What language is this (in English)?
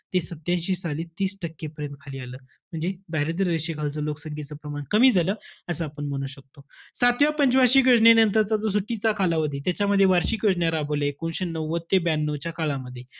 Marathi